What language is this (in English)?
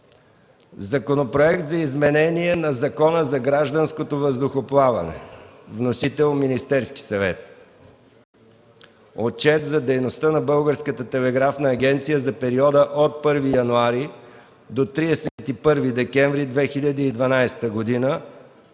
Bulgarian